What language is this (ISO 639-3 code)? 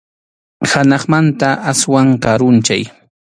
qxu